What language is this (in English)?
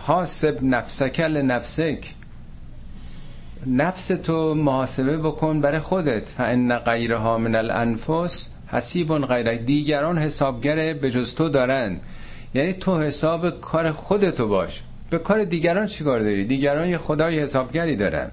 Persian